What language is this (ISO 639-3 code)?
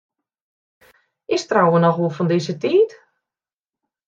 fry